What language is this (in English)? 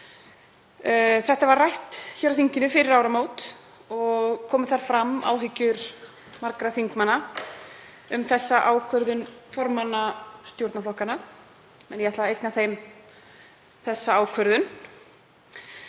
Icelandic